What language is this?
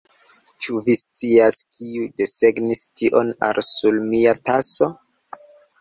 Esperanto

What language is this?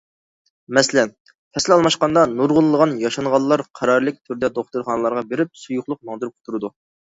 Uyghur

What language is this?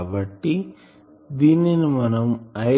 Telugu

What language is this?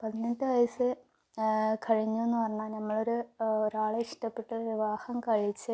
Malayalam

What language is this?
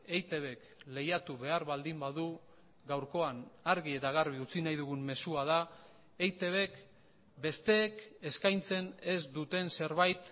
Basque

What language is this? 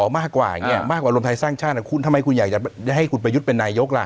Thai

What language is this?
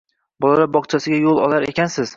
Uzbek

